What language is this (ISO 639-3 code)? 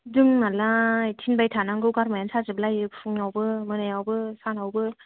brx